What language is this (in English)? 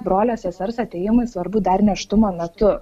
Lithuanian